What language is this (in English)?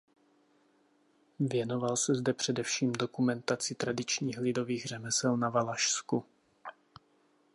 Czech